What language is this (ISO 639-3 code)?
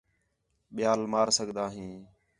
xhe